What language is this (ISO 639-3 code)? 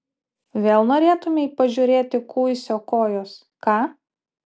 lit